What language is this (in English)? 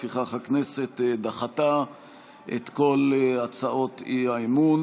Hebrew